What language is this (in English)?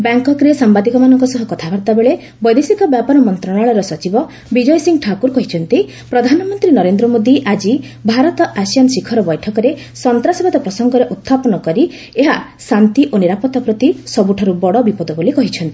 Odia